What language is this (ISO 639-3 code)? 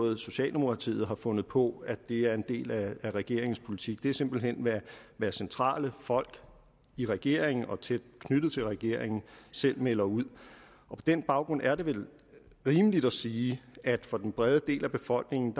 dan